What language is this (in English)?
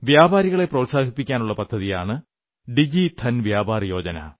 Malayalam